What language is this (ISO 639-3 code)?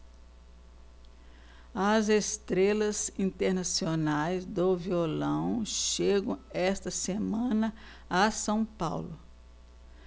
por